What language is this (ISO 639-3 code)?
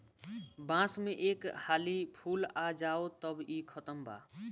bho